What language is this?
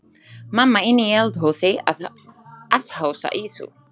Icelandic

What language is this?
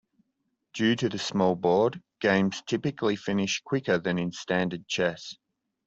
English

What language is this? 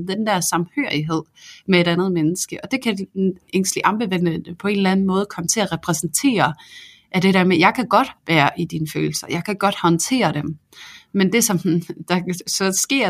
Danish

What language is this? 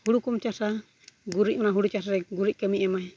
Santali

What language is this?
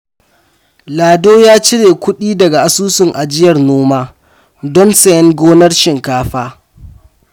Hausa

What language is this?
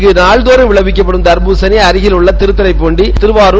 Tamil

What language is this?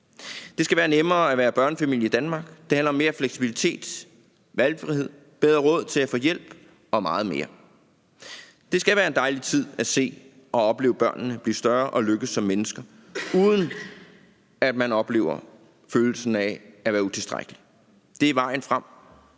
Danish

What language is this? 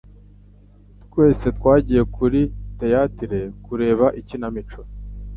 Kinyarwanda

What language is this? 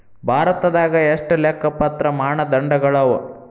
Kannada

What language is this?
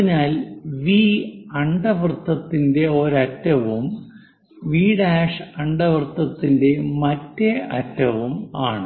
Malayalam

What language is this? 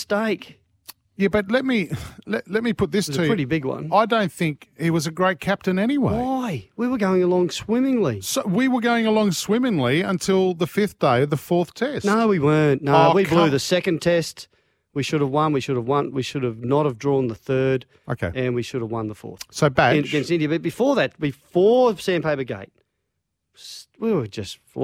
English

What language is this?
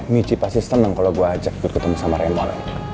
Indonesian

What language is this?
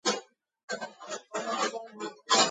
Georgian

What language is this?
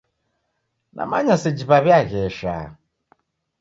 Taita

